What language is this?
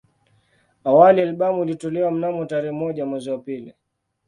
Swahili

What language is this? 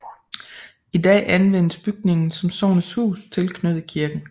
Danish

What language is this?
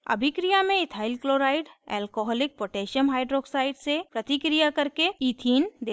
Hindi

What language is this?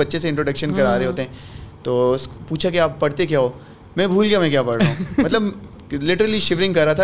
Urdu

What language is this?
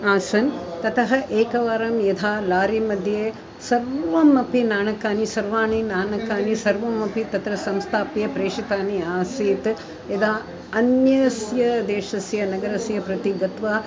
Sanskrit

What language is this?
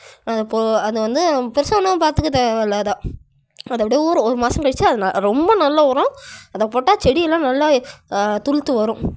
Tamil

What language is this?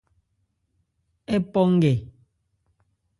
Ebrié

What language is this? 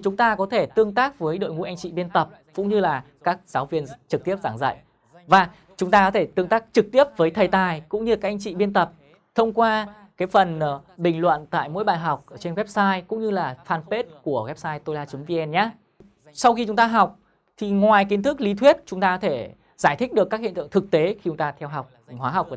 Vietnamese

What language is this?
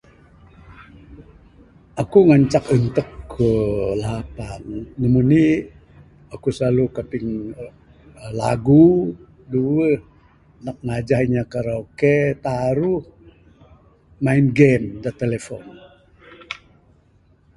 Bukar-Sadung Bidayuh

